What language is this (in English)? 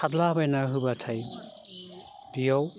Bodo